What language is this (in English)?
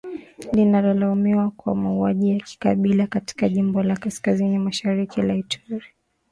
Swahili